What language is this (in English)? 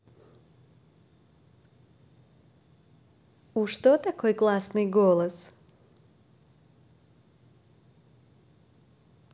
Russian